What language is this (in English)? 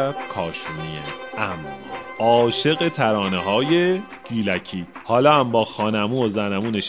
Persian